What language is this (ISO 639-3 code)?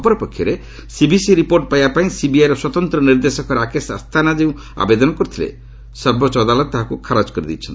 ori